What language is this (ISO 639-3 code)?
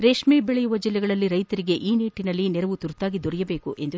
kan